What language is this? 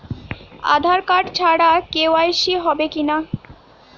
Bangla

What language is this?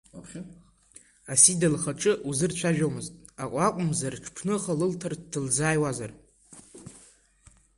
Abkhazian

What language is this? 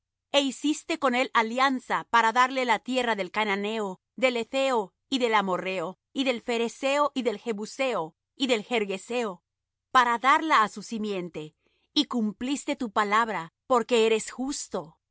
Spanish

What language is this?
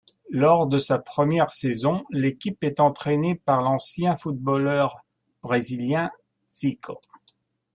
French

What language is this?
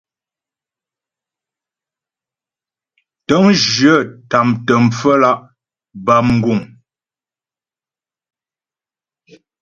Ghomala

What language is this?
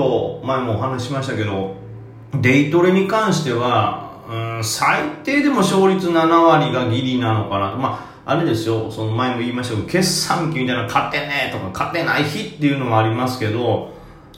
Japanese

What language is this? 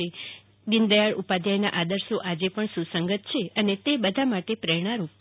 Gujarati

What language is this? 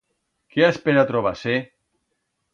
Aragonese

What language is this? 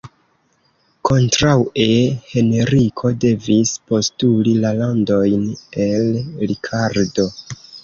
Esperanto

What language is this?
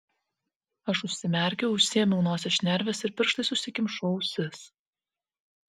Lithuanian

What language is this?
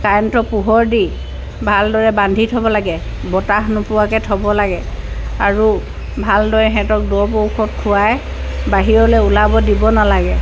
Assamese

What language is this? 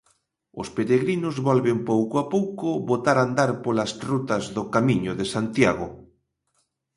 Galician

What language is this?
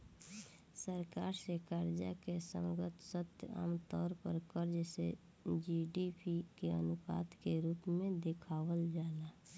Bhojpuri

